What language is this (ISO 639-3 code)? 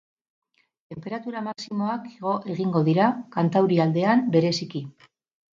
eus